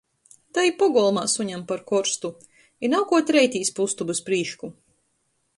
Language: Latgalian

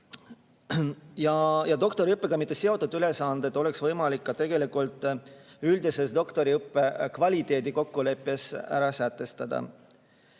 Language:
Estonian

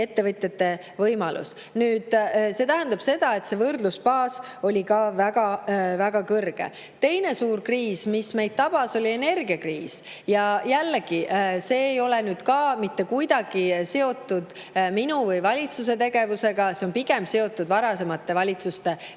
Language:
Estonian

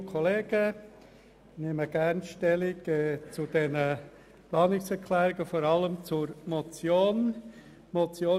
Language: Swiss German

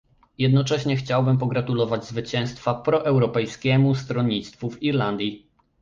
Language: Polish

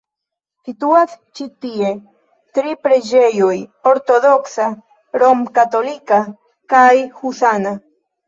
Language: Esperanto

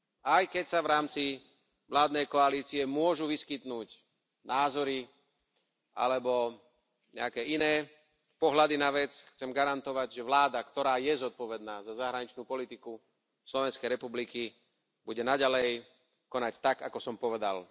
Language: Slovak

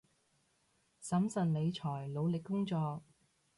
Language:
Cantonese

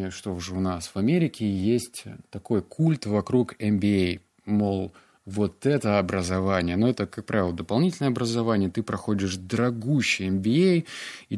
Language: Russian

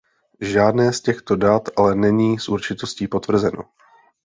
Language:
Czech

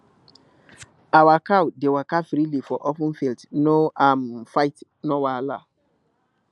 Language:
Nigerian Pidgin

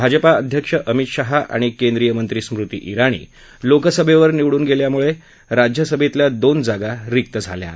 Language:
Marathi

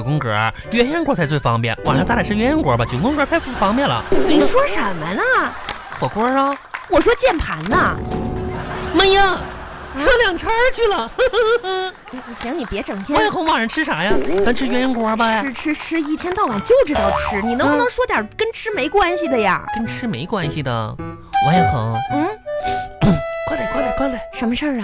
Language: Chinese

